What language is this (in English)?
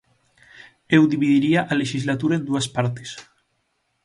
Galician